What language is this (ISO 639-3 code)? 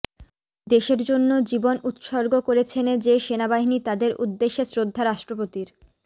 ben